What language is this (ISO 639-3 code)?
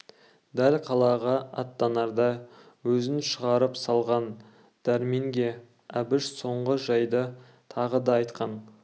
kaz